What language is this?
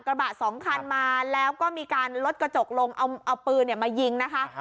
Thai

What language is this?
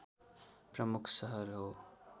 Nepali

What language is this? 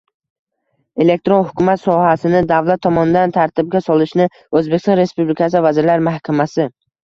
Uzbek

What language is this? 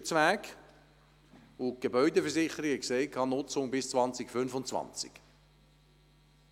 Swiss German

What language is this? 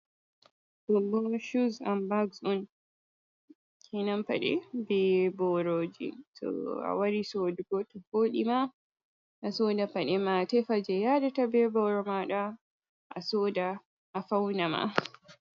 Fula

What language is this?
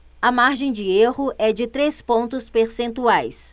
Portuguese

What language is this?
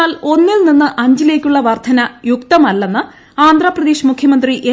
Malayalam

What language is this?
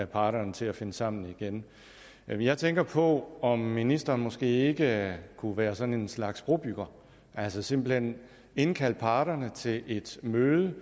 Danish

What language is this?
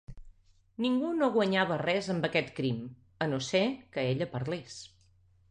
Catalan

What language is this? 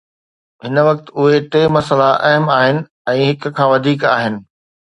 Sindhi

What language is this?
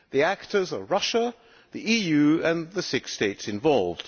English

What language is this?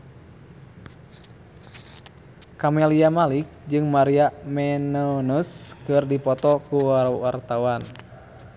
Sundanese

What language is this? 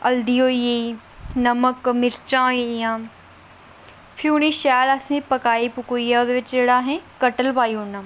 Dogri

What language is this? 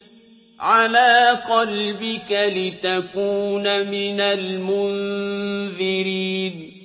Arabic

